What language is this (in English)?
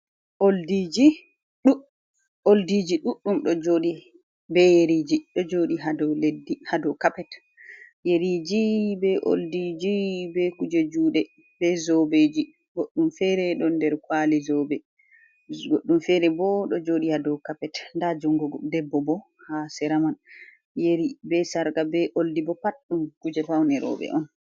Fula